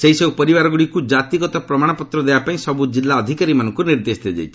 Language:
Odia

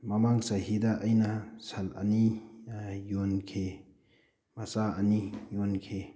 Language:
Manipuri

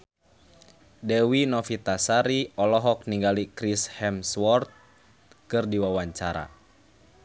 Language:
Sundanese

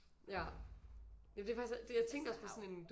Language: Danish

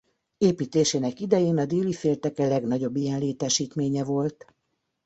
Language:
Hungarian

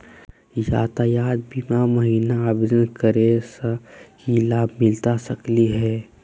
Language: Magahi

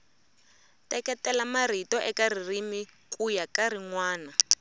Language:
Tsonga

